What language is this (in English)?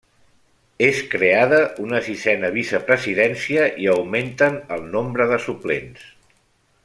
Catalan